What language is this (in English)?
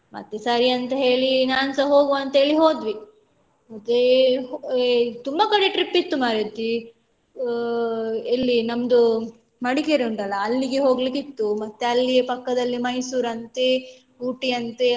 Kannada